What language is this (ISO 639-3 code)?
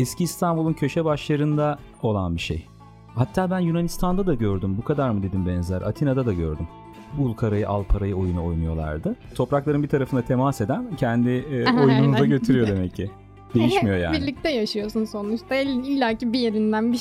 tur